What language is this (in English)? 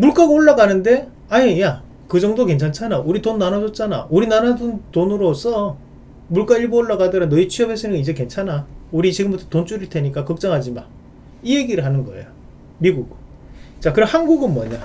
Korean